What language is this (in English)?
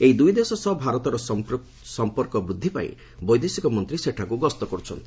Odia